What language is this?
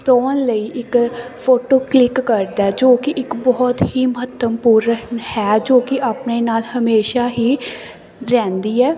Punjabi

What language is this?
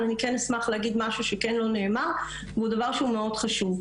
Hebrew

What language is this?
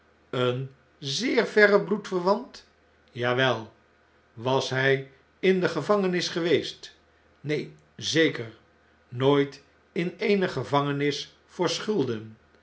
Dutch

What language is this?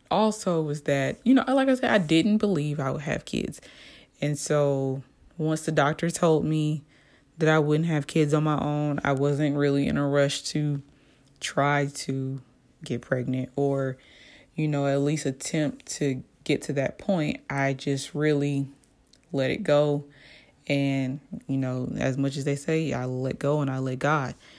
English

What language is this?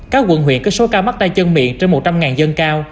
Vietnamese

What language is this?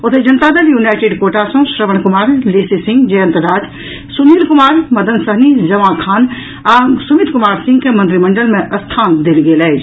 Maithili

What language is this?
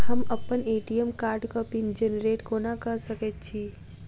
Maithili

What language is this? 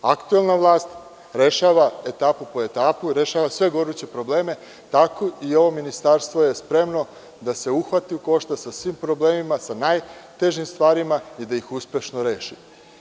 Serbian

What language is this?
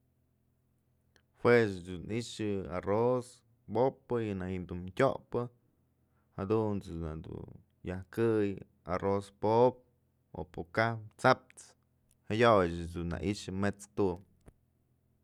Mazatlán Mixe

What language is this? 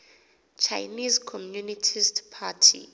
Xhosa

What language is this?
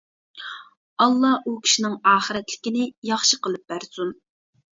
Uyghur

